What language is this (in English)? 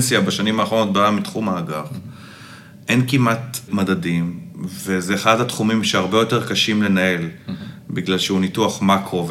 Hebrew